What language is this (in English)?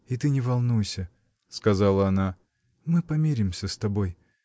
Russian